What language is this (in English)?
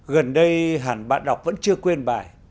Vietnamese